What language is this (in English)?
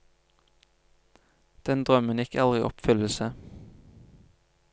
Norwegian